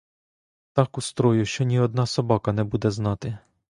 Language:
Ukrainian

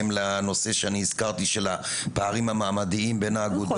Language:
Hebrew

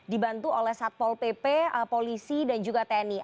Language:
Indonesian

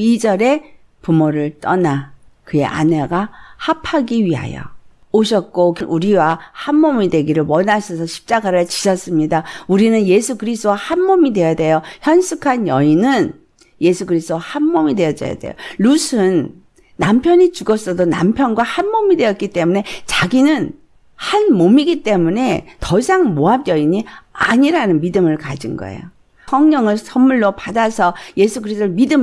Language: Korean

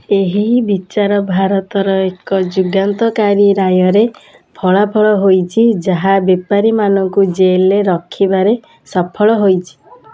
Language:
Odia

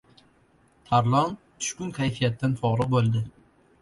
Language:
Uzbek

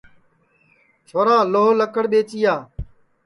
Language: Sansi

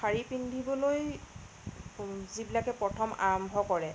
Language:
Assamese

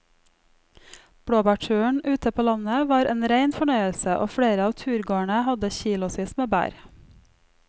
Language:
Norwegian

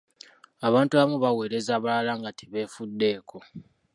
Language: Ganda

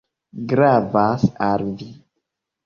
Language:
Esperanto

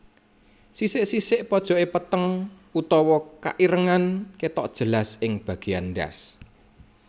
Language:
Javanese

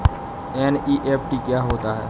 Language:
Hindi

